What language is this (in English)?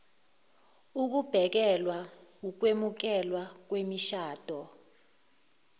Zulu